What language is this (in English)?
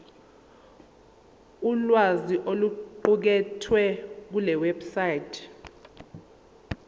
Zulu